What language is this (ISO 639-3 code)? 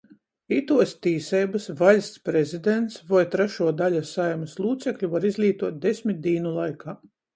ltg